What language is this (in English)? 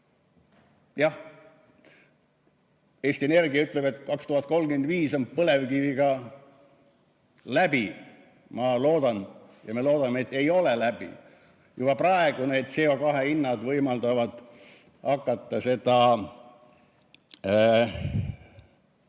Estonian